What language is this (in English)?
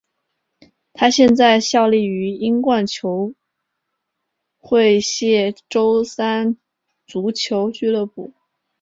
Chinese